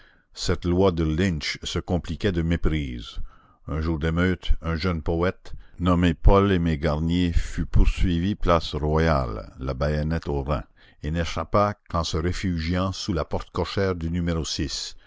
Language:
French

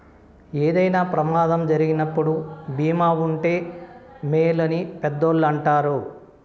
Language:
Telugu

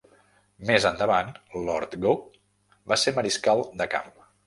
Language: Catalan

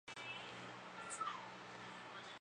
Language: Chinese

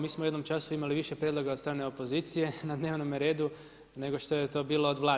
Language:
Croatian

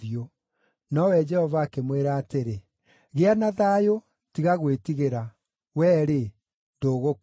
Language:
Kikuyu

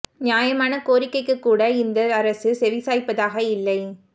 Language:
Tamil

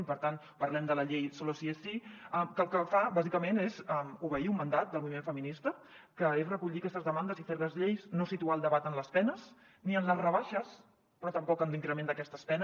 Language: Catalan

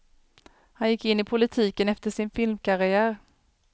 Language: Swedish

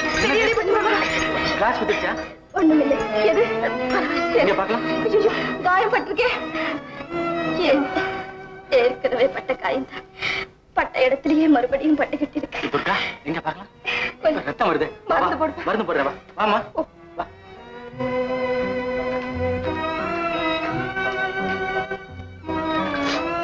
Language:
Indonesian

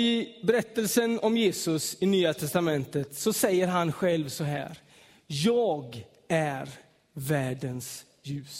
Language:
Swedish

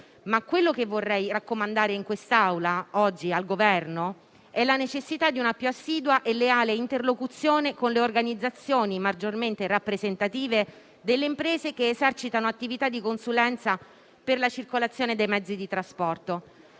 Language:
Italian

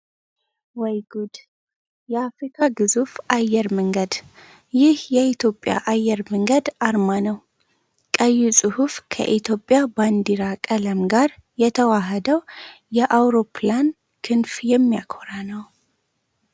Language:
Amharic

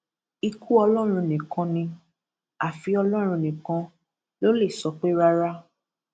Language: Yoruba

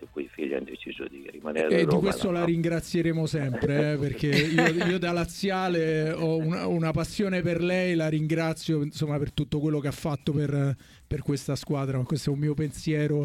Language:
Italian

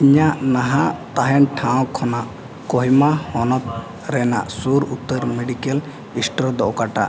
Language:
Santali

